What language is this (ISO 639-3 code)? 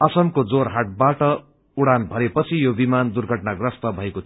nep